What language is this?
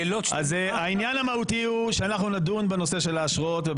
Hebrew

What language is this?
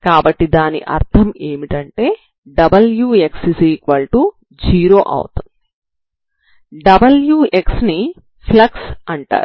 Telugu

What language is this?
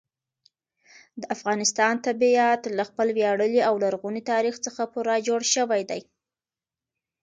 Pashto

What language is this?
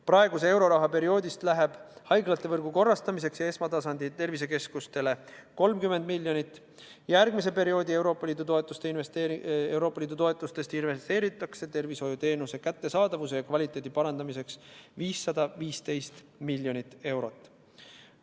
Estonian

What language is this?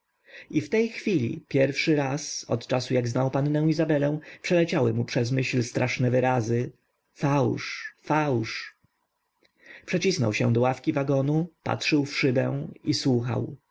Polish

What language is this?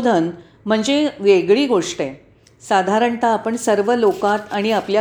Marathi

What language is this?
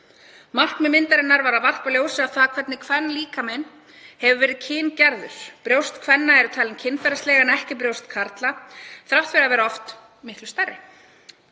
Icelandic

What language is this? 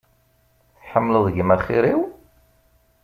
Kabyle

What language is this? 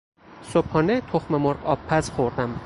Persian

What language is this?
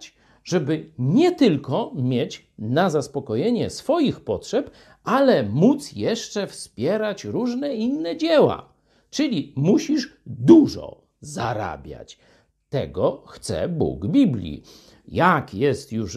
Polish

